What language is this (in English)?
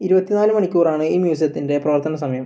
Malayalam